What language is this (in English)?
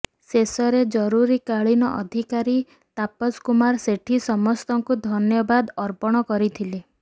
Odia